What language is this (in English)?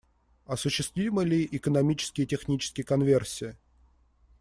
Russian